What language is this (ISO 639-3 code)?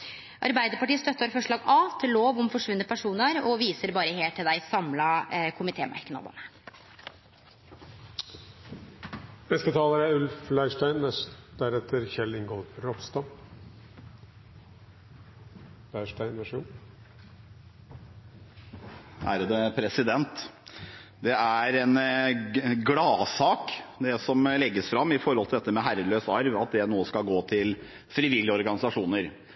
nor